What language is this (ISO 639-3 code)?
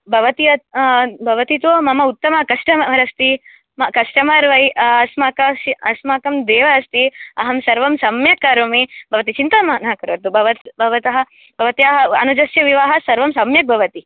san